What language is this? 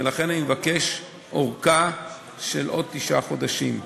Hebrew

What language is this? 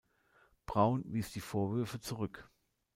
German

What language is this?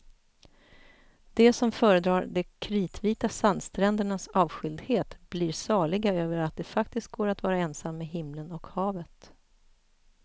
Swedish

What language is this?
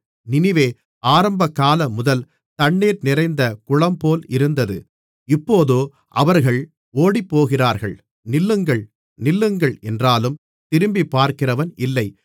Tamil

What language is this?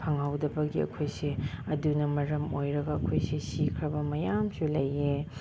Manipuri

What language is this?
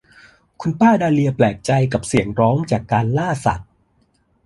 Thai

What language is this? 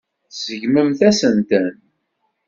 Kabyle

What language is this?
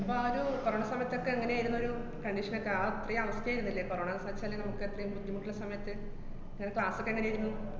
Malayalam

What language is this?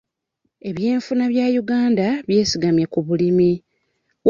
Ganda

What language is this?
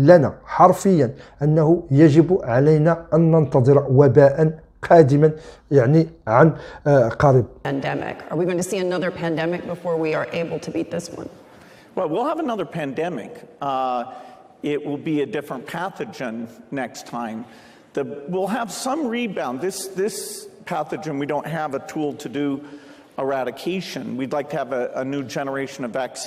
Arabic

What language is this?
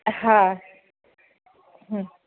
Sindhi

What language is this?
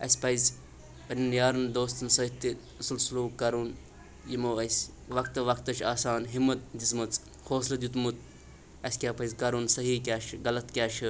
Kashmiri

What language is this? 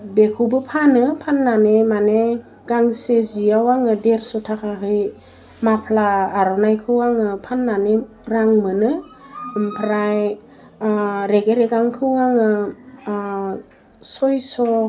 Bodo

